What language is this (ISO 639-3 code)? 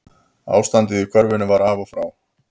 isl